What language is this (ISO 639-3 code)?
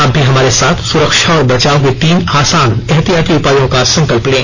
hin